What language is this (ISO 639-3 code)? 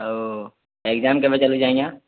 ori